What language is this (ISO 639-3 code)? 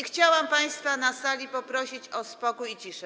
pol